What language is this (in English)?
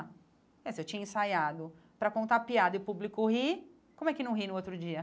Portuguese